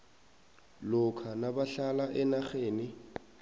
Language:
South Ndebele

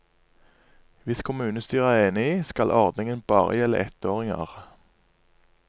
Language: Norwegian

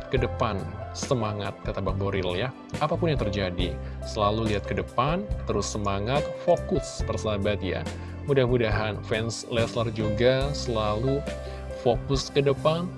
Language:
Indonesian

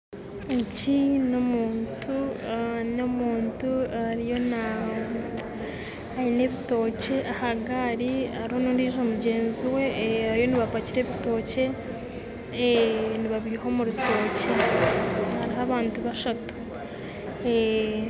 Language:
Nyankole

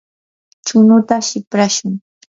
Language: Yanahuanca Pasco Quechua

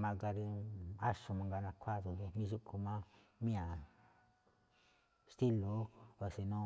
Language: Malinaltepec Me'phaa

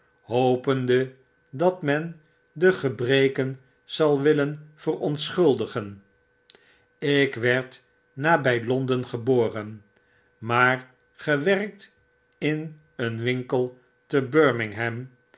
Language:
Dutch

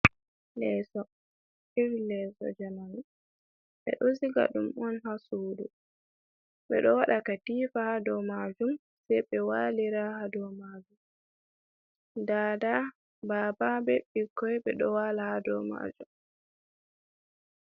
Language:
Fula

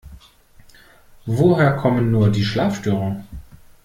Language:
German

